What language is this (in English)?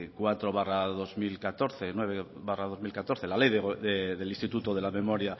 Spanish